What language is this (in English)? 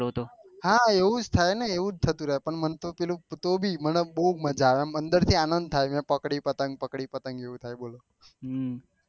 Gujarati